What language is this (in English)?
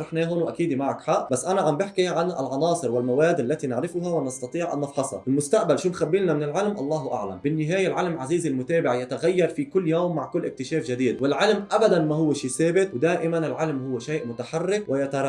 Arabic